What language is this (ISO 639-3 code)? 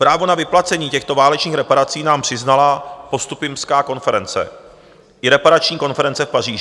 ces